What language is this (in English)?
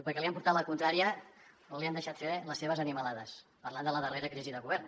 Catalan